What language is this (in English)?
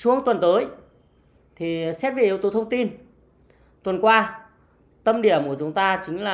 Vietnamese